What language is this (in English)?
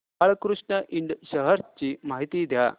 Marathi